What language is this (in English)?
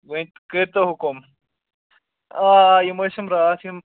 Kashmiri